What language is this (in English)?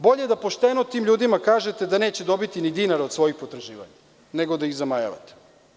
Serbian